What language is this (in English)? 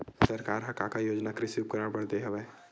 Chhattisgarhi